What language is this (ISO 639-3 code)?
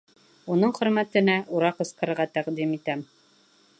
bak